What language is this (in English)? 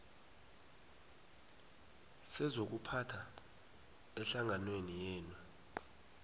South Ndebele